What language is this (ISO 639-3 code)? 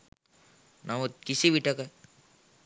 sin